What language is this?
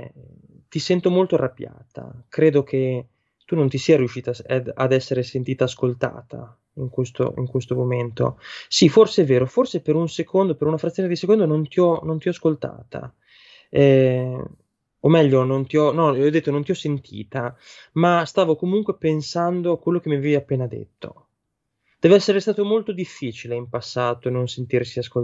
Italian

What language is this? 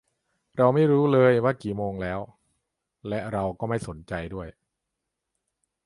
Thai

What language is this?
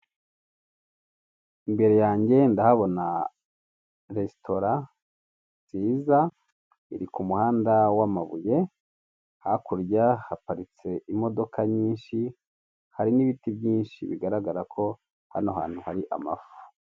Kinyarwanda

